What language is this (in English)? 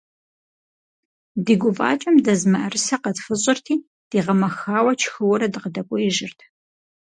Kabardian